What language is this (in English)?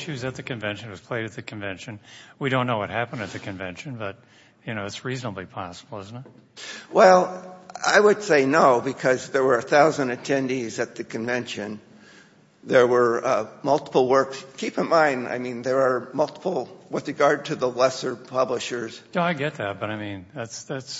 English